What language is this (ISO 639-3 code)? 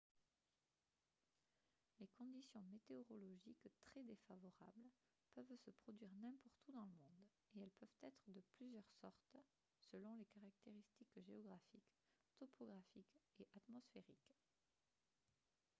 fra